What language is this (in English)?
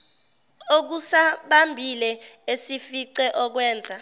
Zulu